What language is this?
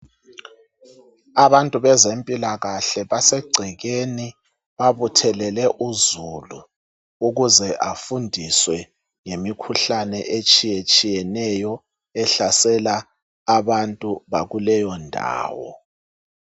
North Ndebele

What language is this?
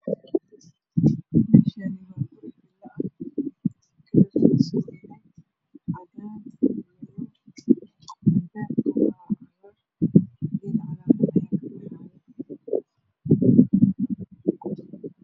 Somali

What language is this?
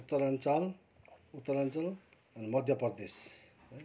Nepali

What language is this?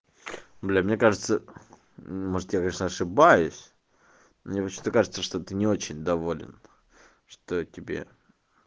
Russian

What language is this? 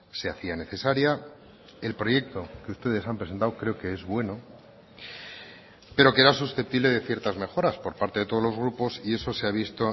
Spanish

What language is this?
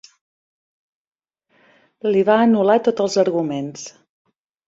Catalan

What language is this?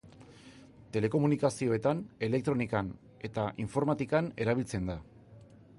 Basque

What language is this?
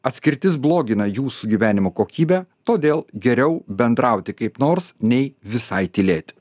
Lithuanian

